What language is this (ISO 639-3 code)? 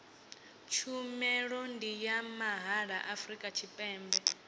ven